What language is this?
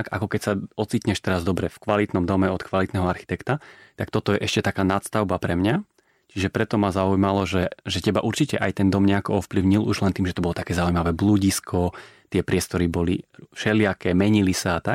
Slovak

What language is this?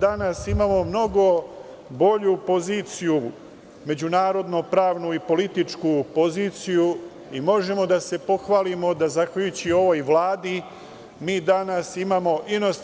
Serbian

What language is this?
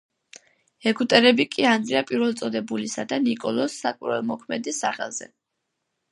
Georgian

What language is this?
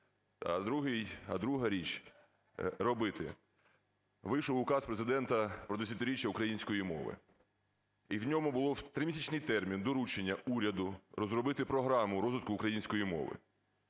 Ukrainian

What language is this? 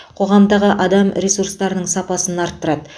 Kazakh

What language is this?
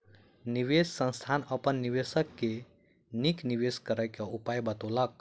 Maithili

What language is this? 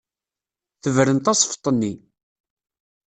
Kabyle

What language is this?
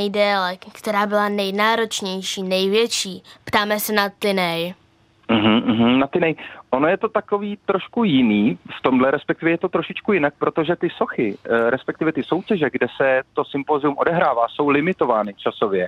Czech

